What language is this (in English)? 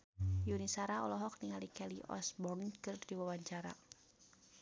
Sundanese